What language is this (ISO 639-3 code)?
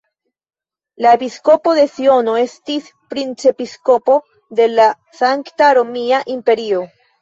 epo